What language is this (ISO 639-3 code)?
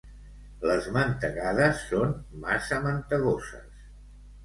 cat